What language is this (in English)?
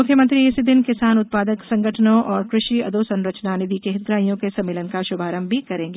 Hindi